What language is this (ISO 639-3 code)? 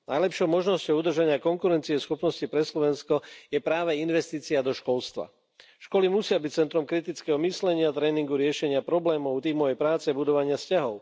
slk